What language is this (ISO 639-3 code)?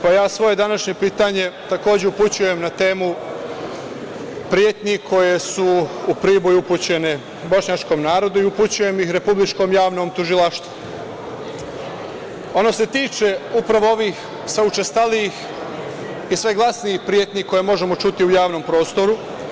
srp